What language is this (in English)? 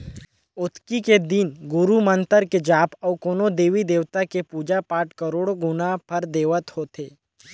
Chhattisgarhi